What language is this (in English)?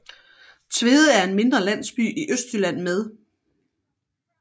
Danish